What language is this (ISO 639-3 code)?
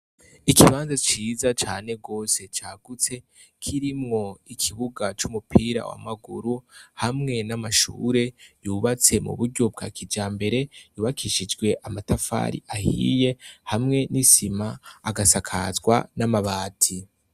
run